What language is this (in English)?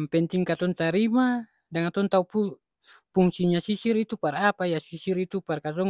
Ambonese Malay